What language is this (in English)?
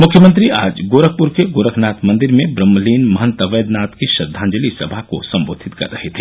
Hindi